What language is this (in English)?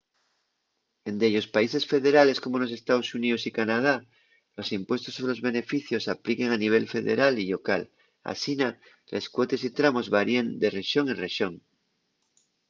Asturian